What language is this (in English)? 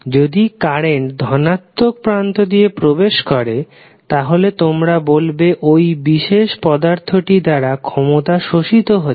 Bangla